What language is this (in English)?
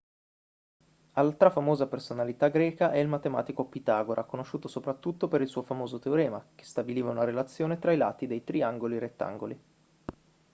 Italian